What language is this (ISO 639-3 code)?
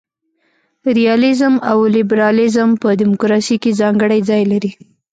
pus